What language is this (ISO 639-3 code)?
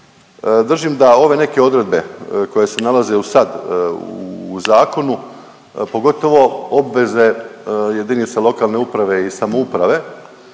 hrv